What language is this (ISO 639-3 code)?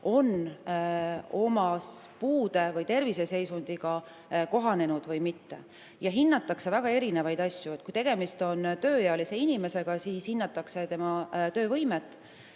est